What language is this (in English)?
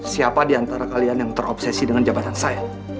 Indonesian